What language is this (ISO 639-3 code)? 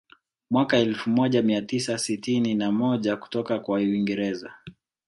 swa